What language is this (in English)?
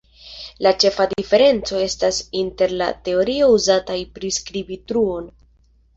Esperanto